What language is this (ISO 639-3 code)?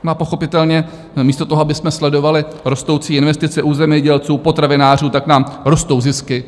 ces